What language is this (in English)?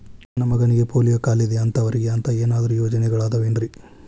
Kannada